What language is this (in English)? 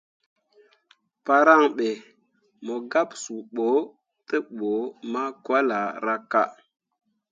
Mundang